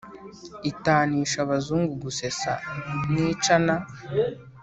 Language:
Kinyarwanda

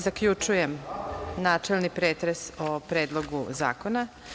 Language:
Serbian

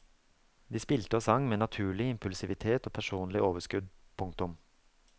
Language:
Norwegian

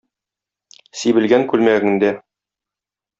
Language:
Tatar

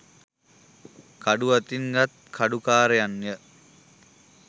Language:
Sinhala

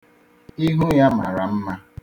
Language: Igbo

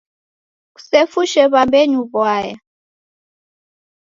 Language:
Taita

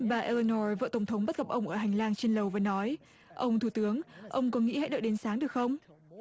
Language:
Vietnamese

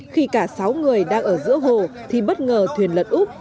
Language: Vietnamese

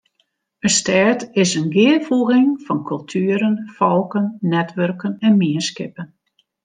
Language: Western Frisian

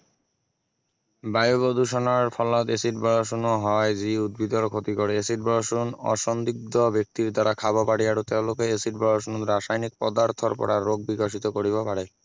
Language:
Assamese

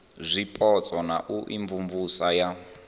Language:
Venda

